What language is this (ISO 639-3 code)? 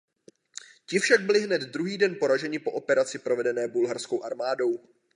ces